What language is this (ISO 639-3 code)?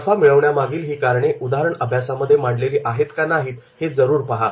mar